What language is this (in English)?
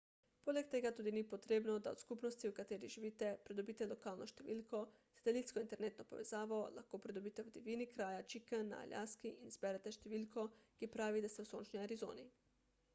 Slovenian